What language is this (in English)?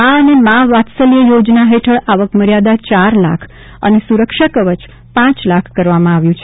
Gujarati